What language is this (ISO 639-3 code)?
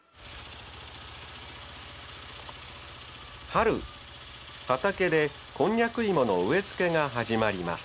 jpn